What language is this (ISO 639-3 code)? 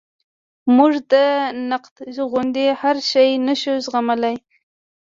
pus